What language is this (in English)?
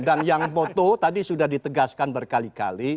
Indonesian